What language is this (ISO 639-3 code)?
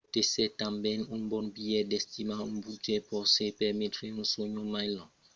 oci